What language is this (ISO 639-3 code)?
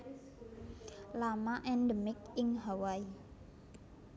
jav